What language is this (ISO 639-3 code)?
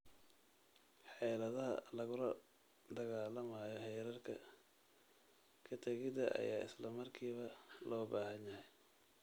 som